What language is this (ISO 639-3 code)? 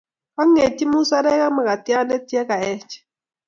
kln